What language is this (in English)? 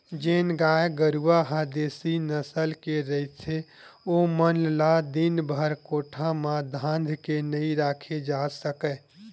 Chhattisgarhi